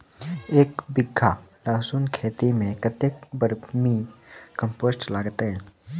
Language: Maithili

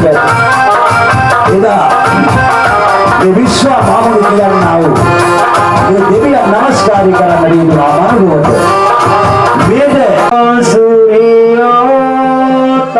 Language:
Sinhala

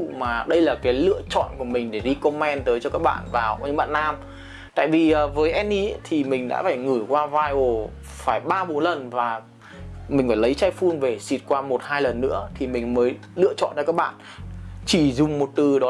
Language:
Vietnamese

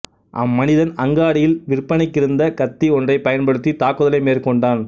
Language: Tamil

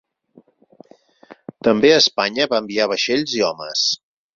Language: Catalan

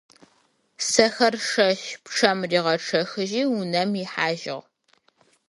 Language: Adyghe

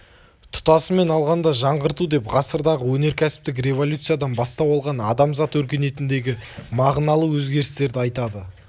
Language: Kazakh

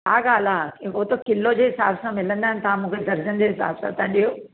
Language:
Sindhi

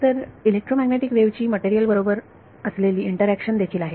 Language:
Marathi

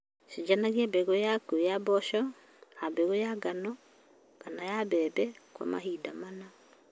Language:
Kikuyu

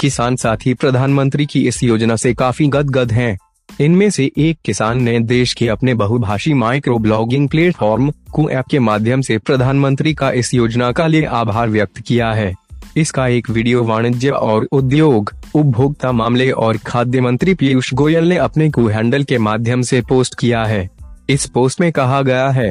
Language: Hindi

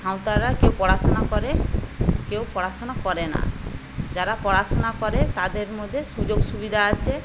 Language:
Bangla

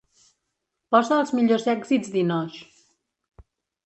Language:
Catalan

